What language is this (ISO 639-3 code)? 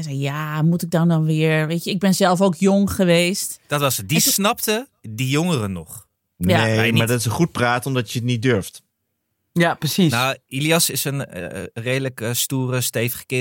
nld